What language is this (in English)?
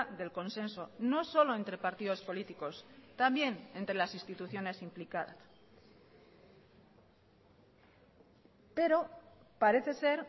Spanish